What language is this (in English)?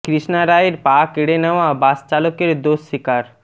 Bangla